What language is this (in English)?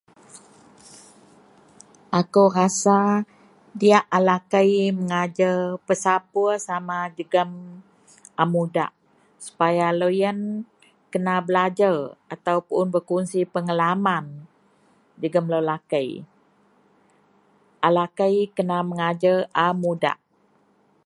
Central Melanau